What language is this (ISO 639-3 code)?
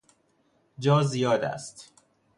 fas